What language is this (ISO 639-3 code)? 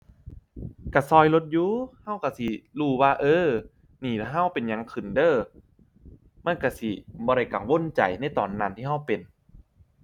tha